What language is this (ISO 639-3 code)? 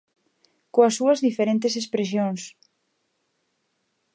glg